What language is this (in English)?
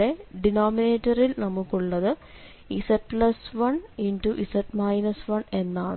Malayalam